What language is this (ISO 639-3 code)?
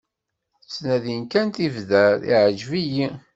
kab